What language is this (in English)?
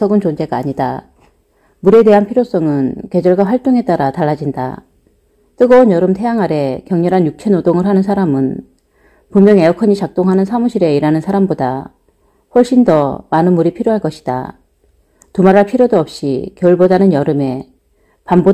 Korean